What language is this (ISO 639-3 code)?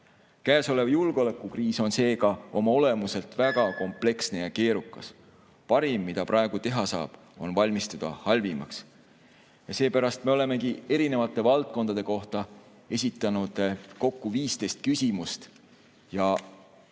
est